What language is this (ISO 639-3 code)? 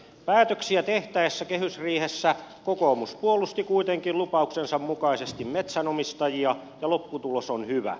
fin